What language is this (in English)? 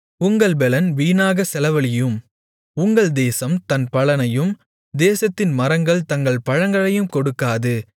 Tamil